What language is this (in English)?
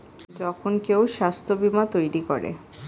Bangla